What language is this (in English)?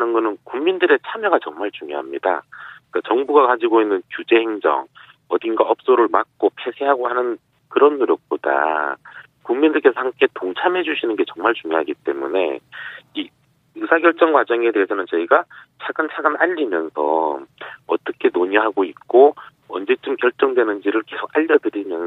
Korean